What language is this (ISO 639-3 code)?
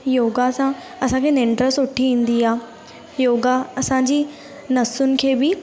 snd